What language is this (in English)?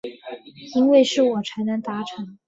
Chinese